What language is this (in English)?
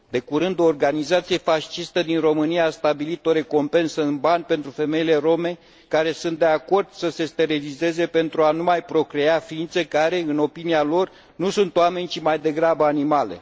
Romanian